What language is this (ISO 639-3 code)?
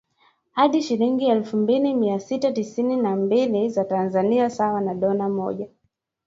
swa